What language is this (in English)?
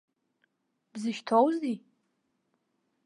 Abkhazian